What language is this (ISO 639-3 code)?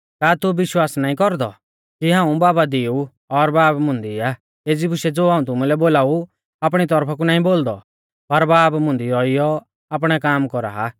bfz